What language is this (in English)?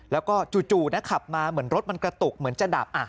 Thai